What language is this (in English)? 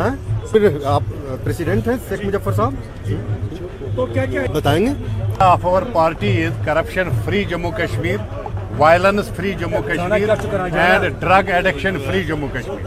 Urdu